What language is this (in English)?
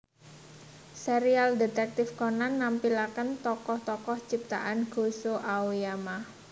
Javanese